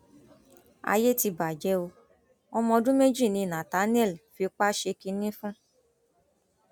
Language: Yoruba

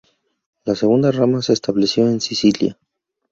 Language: Spanish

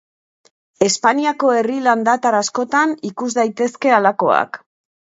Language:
Basque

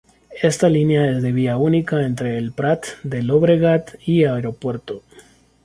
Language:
Spanish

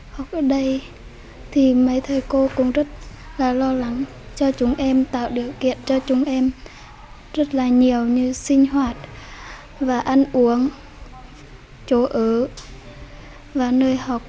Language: Vietnamese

